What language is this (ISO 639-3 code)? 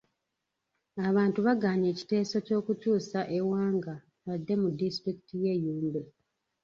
lug